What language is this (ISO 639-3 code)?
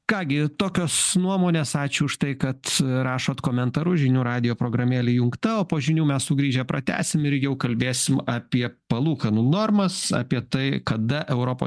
lit